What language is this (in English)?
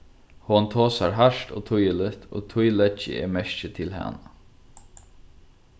Faroese